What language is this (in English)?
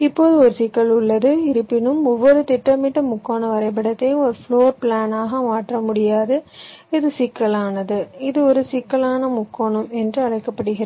Tamil